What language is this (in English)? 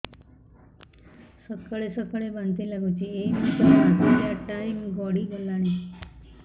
Odia